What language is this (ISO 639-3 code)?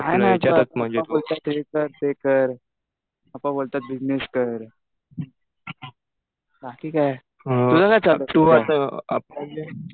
mar